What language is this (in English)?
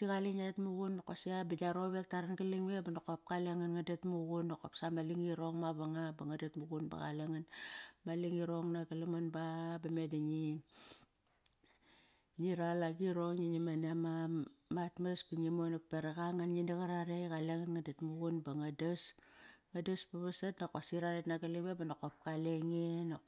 Kairak